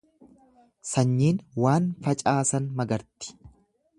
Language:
Oromo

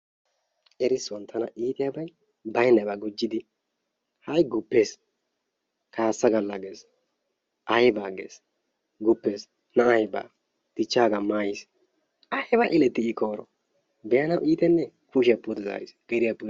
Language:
Wolaytta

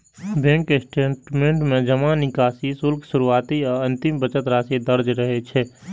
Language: Maithili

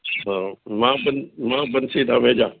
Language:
Sindhi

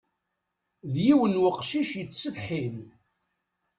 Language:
Kabyle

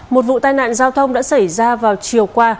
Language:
Vietnamese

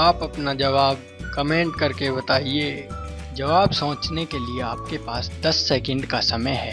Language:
Hindi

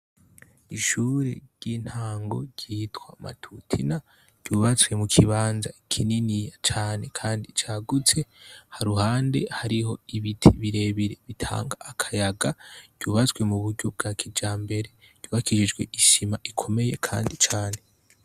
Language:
Rundi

